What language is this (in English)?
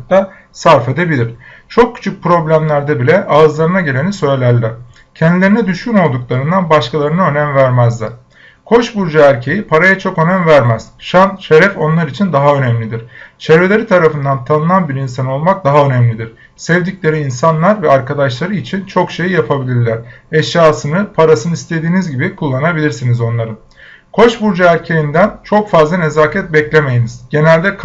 Turkish